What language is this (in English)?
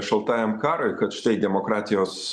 Lithuanian